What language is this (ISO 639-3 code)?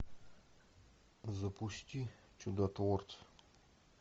rus